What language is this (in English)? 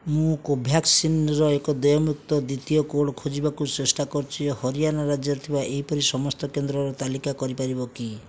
Odia